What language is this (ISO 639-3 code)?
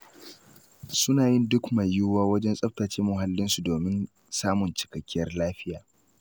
hau